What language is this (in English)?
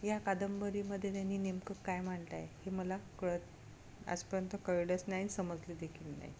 Marathi